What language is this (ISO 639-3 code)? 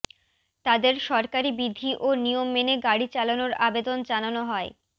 ben